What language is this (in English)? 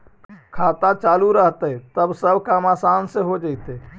Magahi